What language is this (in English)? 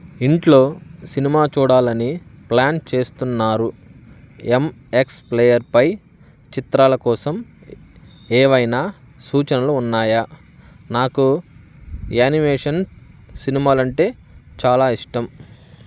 Telugu